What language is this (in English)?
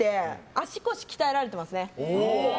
Japanese